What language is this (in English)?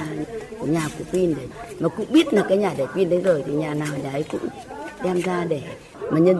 Vietnamese